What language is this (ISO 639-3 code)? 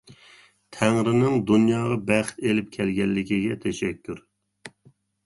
uig